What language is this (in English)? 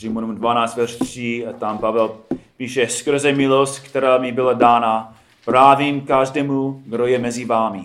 Czech